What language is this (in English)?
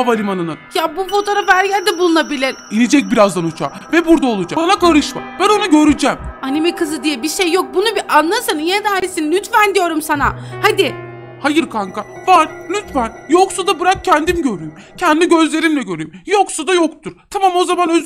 Turkish